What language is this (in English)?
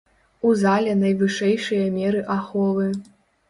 Belarusian